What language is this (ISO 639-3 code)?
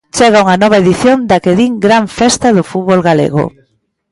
glg